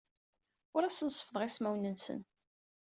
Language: Kabyle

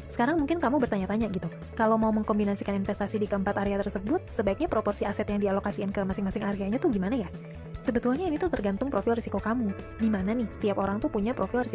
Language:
Indonesian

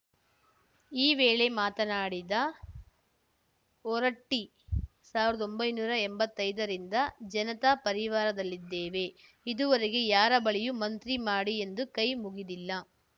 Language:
Kannada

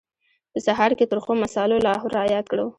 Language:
Pashto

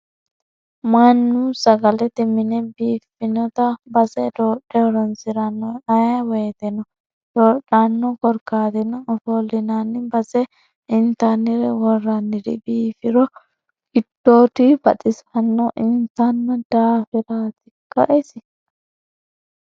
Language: Sidamo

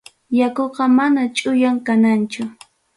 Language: Ayacucho Quechua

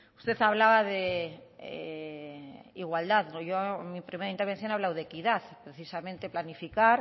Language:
Spanish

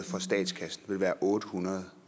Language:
Danish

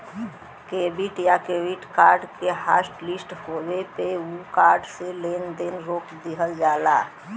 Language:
Bhojpuri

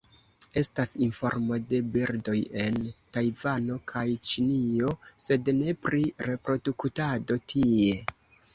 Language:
Esperanto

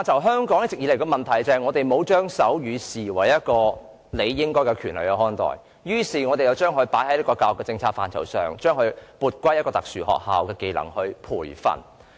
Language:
Cantonese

